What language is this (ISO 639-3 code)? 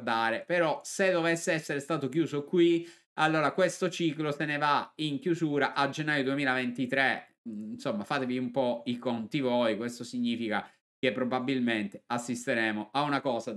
ita